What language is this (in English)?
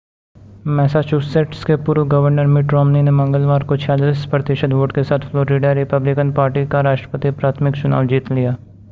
Hindi